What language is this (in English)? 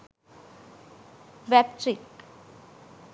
Sinhala